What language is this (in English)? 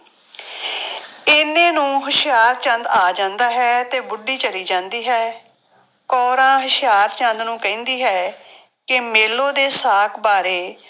Punjabi